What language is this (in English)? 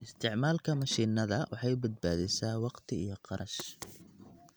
Somali